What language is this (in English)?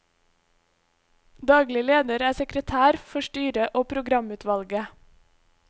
Norwegian